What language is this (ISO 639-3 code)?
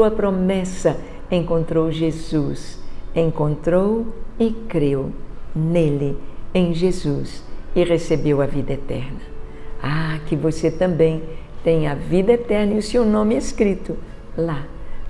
por